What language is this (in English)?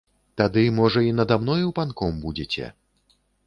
Belarusian